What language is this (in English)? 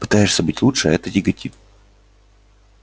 Russian